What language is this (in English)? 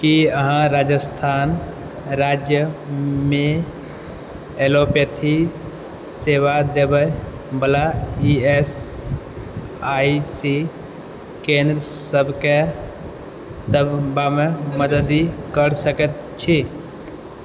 Maithili